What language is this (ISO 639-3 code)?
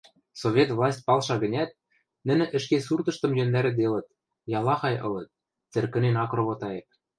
mrj